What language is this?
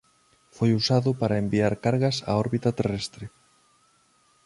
Galician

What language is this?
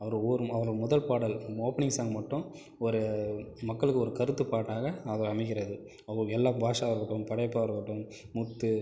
Tamil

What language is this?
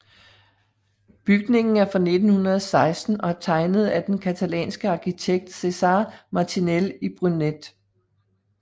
Danish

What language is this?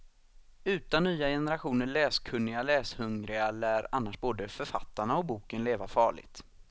Swedish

